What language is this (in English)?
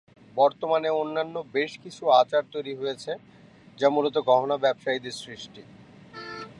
Bangla